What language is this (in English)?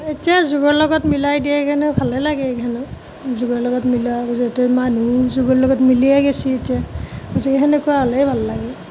Assamese